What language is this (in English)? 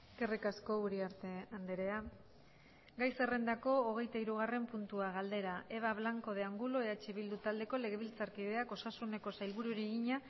Basque